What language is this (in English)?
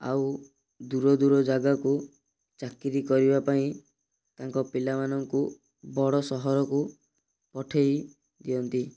Odia